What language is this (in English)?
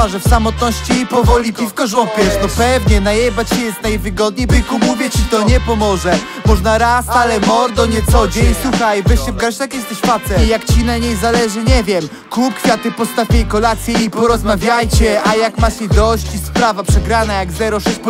Polish